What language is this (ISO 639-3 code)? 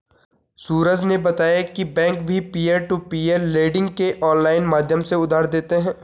hin